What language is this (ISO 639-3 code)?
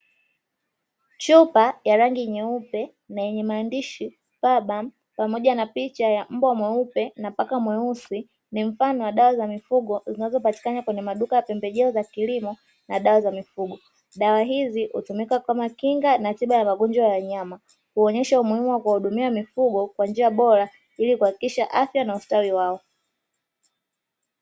swa